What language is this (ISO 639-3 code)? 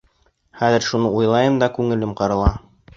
bak